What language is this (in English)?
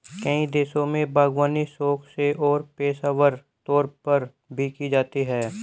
Hindi